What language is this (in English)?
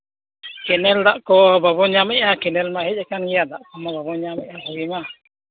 Santali